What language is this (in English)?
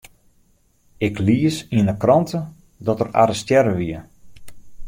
Western Frisian